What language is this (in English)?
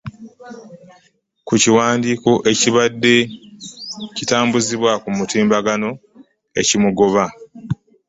Ganda